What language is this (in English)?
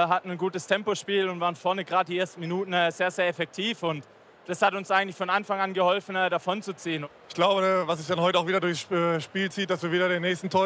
German